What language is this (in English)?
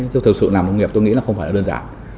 Vietnamese